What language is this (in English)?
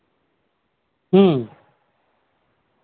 Santali